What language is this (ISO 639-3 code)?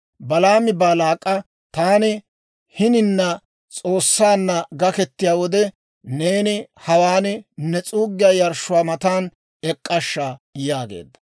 dwr